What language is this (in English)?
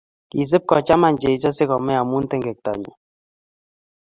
Kalenjin